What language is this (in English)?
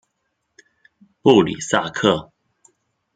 Chinese